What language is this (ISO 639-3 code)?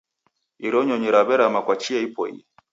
dav